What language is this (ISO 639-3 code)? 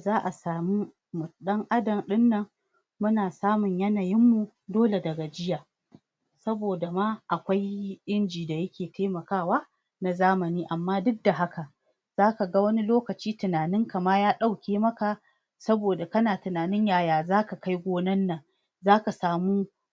hau